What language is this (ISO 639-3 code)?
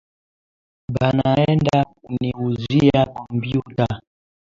swa